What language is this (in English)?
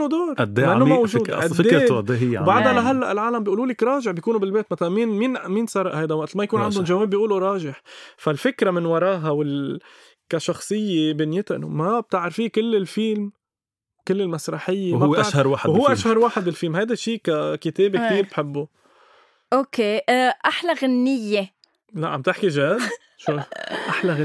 Arabic